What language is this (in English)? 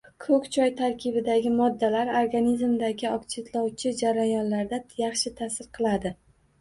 Uzbek